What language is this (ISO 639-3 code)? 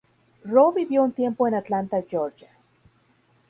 spa